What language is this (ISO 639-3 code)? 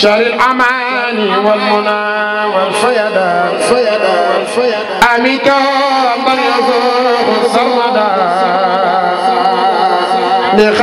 ara